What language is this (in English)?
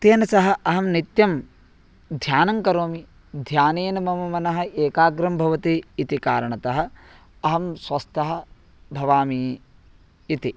Sanskrit